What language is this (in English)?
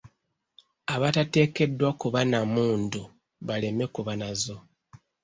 Ganda